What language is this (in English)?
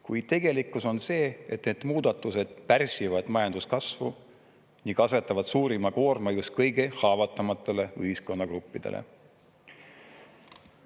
Estonian